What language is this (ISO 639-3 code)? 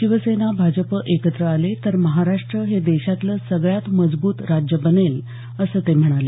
mar